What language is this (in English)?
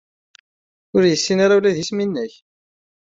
Kabyle